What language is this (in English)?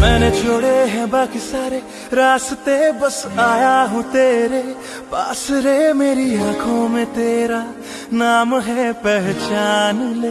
Hindi